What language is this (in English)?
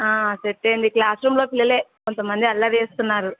Telugu